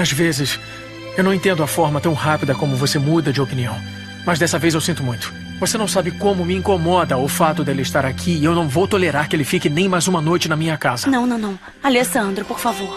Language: Portuguese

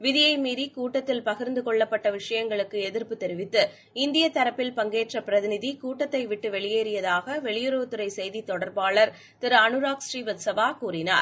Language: Tamil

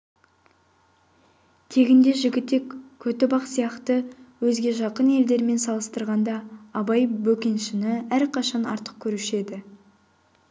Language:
Kazakh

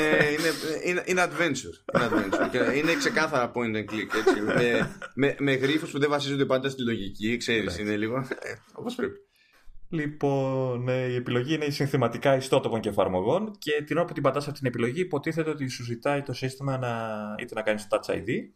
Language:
Greek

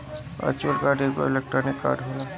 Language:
Bhojpuri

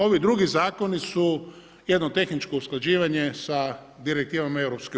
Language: Croatian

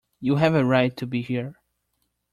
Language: English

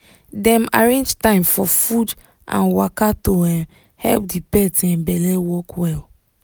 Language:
Nigerian Pidgin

